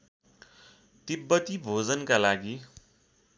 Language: Nepali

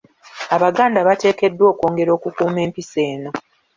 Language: Ganda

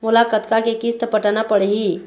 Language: Chhattisgarhi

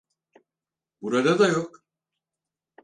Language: Turkish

